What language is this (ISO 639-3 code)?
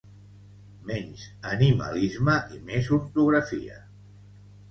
cat